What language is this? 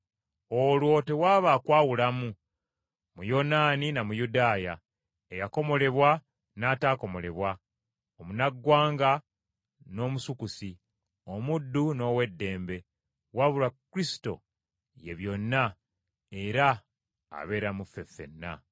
Ganda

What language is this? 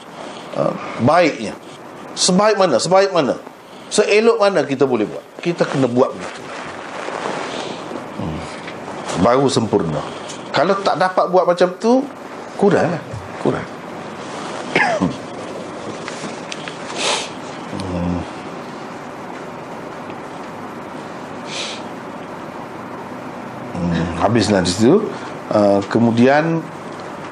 Malay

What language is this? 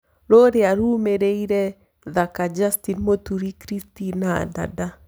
Kikuyu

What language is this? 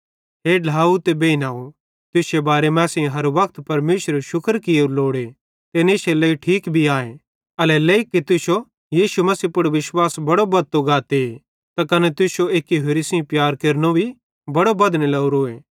Bhadrawahi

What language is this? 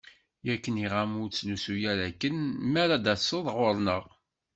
Kabyle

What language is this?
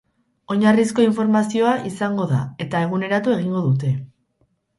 Basque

